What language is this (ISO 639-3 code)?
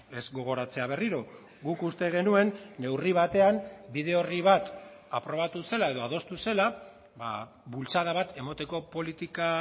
eus